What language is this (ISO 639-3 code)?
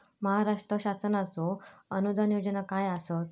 mar